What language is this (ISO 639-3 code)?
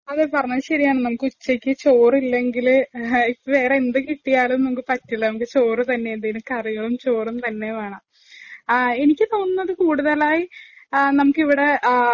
mal